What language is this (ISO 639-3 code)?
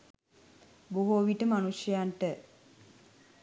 sin